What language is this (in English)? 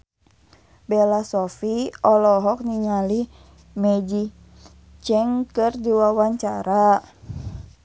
Sundanese